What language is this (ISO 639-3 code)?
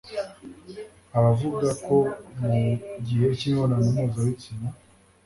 kin